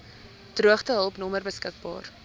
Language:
Afrikaans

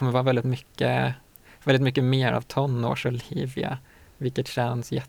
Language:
Swedish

